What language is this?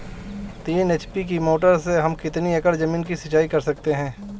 Hindi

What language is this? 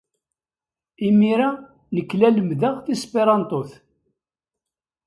Kabyle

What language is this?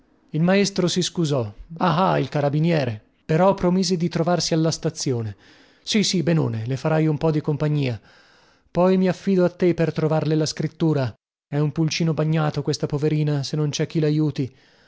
Italian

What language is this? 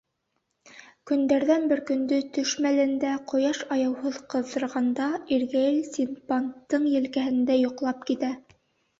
Bashkir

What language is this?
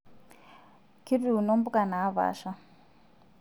Masai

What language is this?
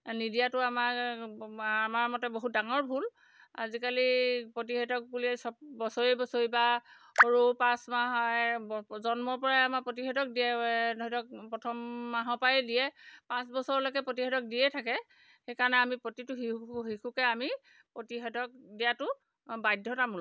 Assamese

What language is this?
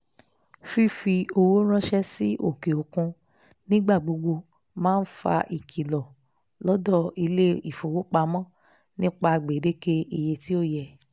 Yoruba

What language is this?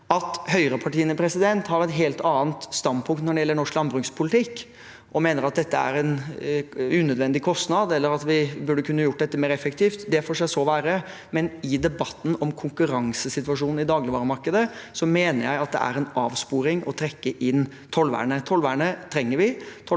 Norwegian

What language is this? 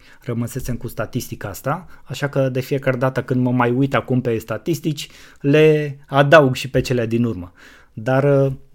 Romanian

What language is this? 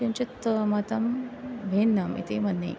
Sanskrit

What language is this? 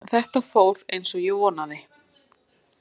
Icelandic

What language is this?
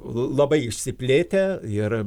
Lithuanian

